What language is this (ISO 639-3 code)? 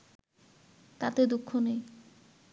ben